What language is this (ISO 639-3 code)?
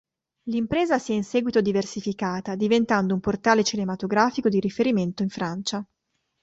ita